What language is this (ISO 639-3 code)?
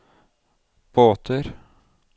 nor